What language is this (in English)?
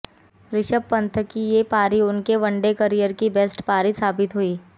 Hindi